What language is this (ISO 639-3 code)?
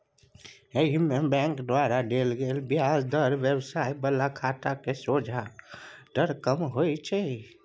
mai